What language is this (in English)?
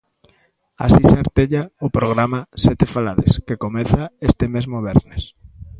Galician